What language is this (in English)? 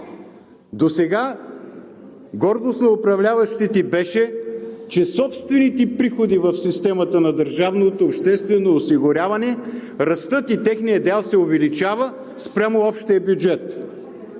Bulgarian